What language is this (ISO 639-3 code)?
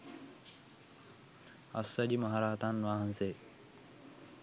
sin